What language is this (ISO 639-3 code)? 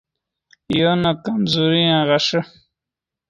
ydg